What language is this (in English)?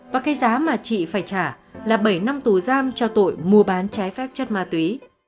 Vietnamese